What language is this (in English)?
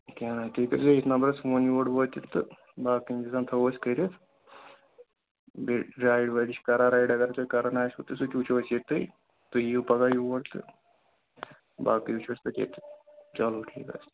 Kashmiri